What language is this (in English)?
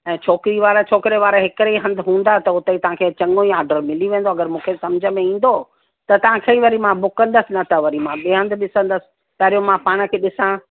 Sindhi